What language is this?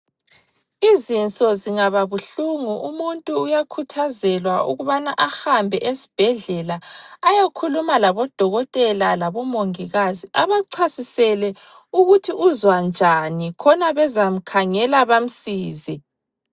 North Ndebele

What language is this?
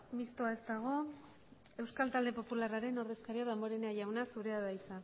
Basque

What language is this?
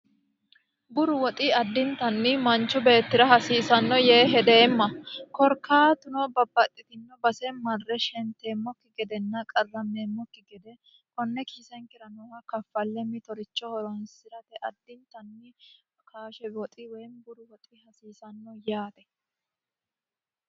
Sidamo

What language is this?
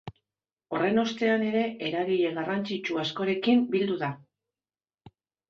Basque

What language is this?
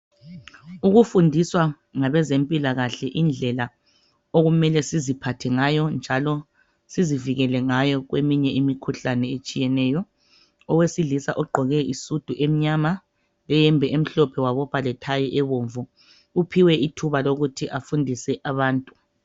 North Ndebele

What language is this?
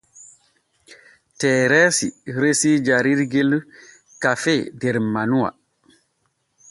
Borgu Fulfulde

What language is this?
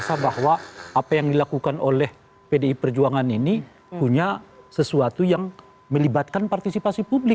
Indonesian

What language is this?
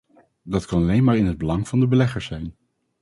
Dutch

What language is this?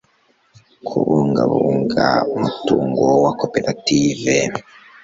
Kinyarwanda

